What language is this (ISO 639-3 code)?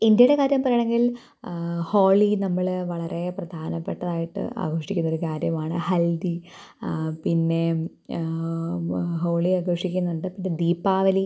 mal